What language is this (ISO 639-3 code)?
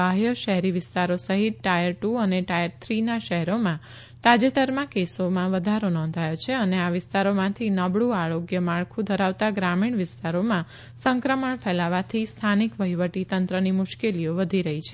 guj